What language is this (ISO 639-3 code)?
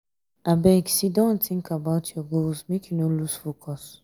pcm